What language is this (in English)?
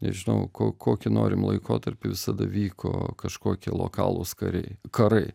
Lithuanian